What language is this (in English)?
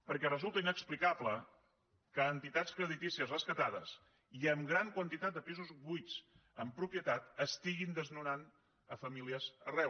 Catalan